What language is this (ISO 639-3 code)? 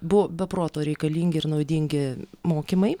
lit